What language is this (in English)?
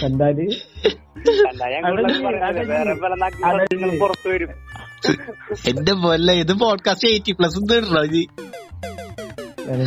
Malayalam